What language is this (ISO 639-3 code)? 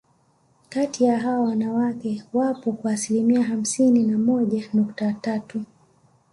swa